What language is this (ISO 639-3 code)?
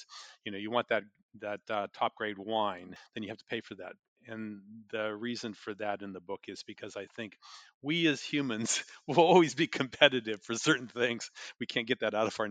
eng